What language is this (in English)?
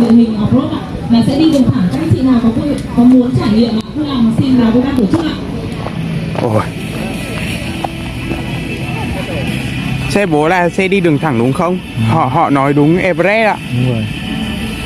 Vietnamese